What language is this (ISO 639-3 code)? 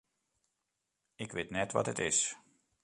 fry